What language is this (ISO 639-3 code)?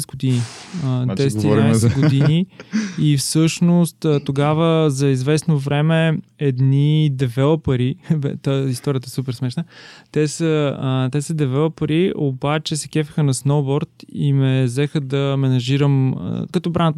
bul